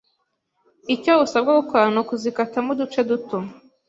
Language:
Kinyarwanda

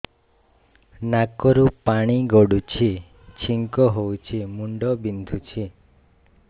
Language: Odia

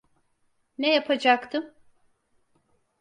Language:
Turkish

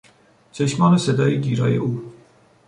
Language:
Persian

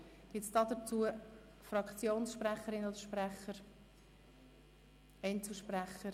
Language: Swiss German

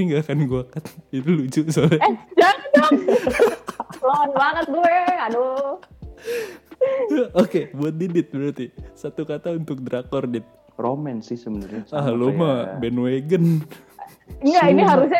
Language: Indonesian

